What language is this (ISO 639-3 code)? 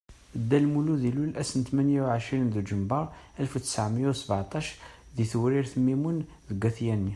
kab